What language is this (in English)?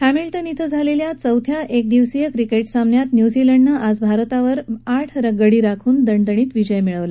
Marathi